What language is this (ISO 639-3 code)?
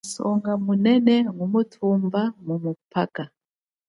cjk